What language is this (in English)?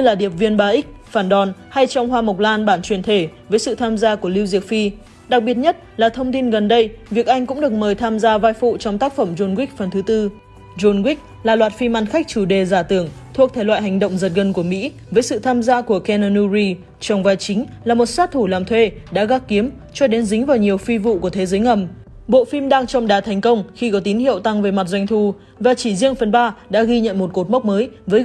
Vietnamese